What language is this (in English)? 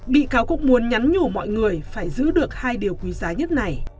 Vietnamese